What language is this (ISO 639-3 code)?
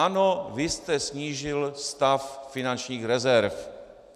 ces